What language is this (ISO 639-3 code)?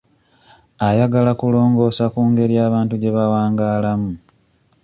lug